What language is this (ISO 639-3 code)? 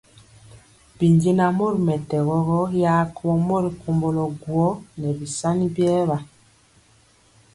mcx